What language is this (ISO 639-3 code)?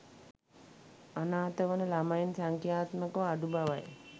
sin